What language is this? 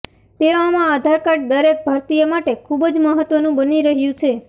Gujarati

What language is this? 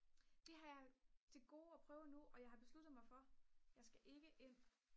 Danish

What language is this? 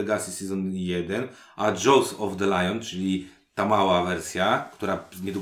Polish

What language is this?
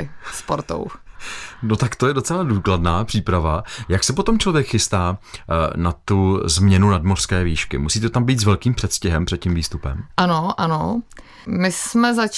Czech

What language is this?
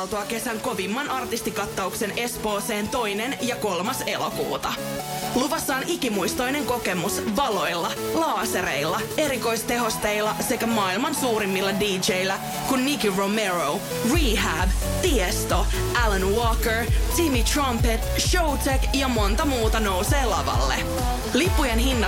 Finnish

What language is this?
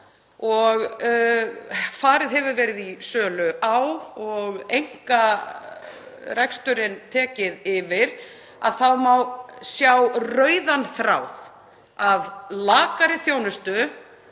Icelandic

